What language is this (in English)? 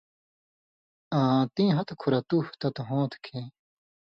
Indus Kohistani